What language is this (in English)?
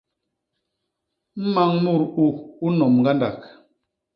Basaa